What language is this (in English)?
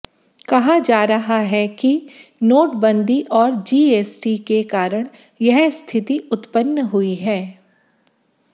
Hindi